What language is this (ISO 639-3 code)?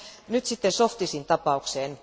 fin